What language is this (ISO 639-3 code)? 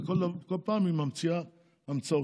heb